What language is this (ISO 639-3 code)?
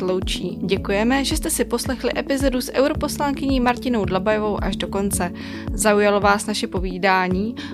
ces